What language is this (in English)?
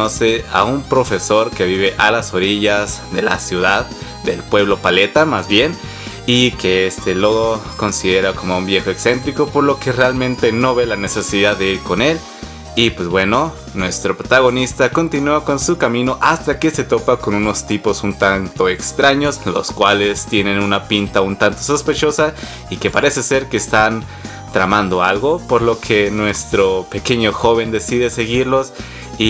Spanish